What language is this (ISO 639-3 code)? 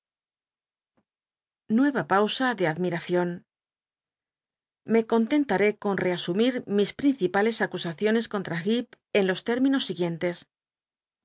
spa